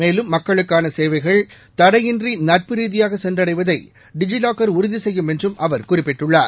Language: Tamil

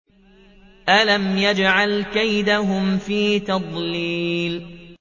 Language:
Arabic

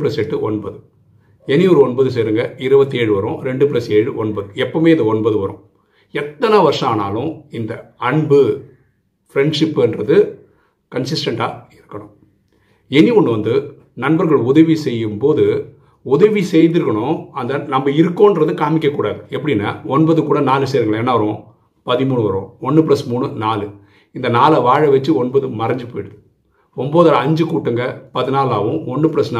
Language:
Tamil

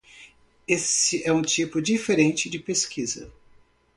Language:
Portuguese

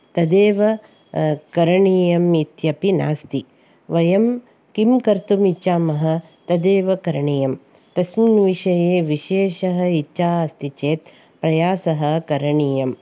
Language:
Sanskrit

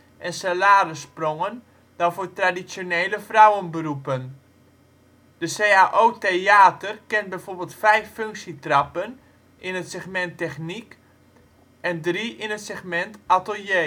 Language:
Dutch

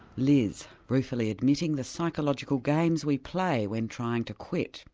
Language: English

